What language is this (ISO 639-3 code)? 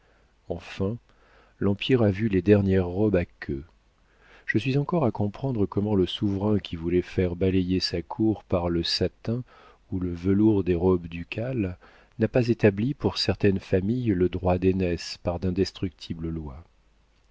fra